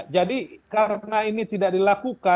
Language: Indonesian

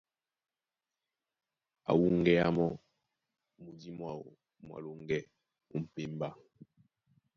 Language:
Duala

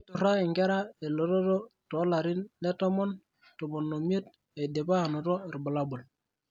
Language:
Masai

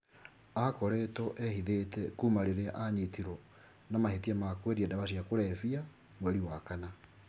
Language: Kikuyu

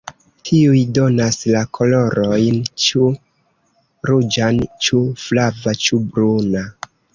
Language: Esperanto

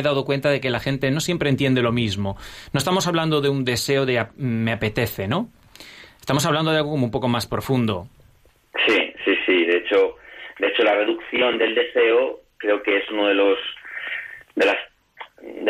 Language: Spanish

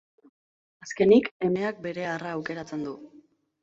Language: Basque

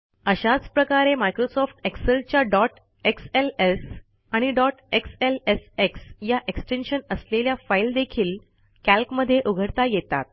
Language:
Marathi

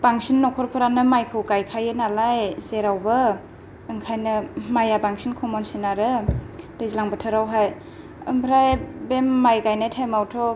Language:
Bodo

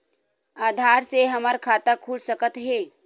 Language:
Chhattisgarhi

